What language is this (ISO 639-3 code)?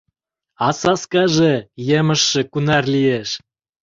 chm